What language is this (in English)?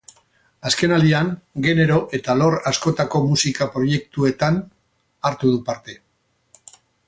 Basque